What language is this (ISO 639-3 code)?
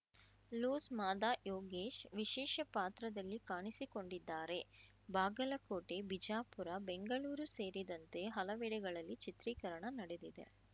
kan